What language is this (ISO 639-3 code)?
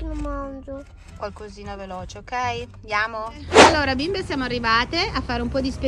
ita